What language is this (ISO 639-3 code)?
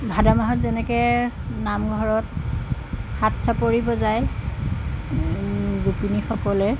asm